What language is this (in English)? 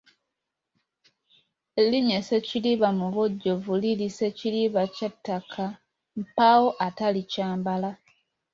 Ganda